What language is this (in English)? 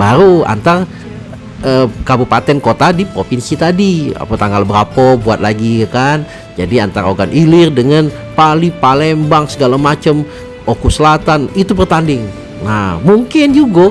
Indonesian